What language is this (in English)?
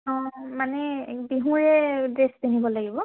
Assamese